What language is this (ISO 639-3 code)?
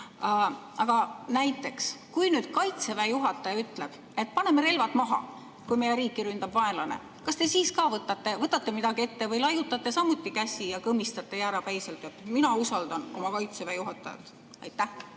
est